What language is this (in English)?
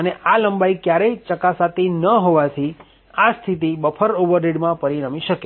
Gujarati